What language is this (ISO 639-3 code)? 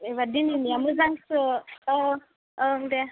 brx